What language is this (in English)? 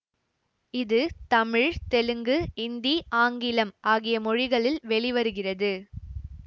Tamil